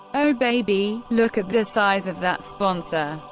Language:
English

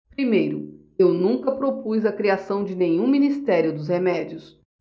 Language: Portuguese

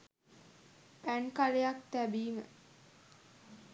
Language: Sinhala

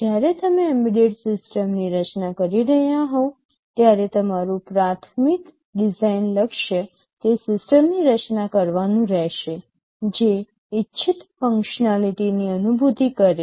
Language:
Gujarati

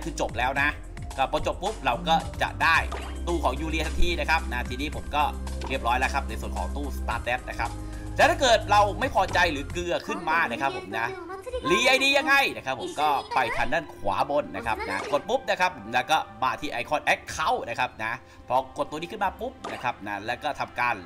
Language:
Thai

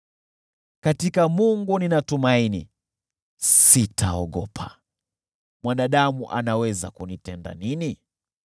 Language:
Swahili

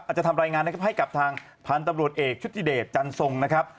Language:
Thai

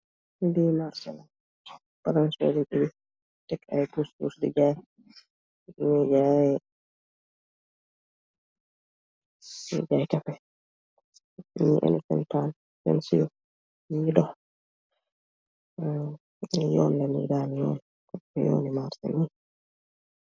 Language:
Wolof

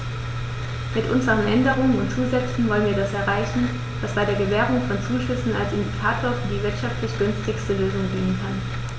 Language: German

